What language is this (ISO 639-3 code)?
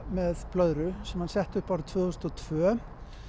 isl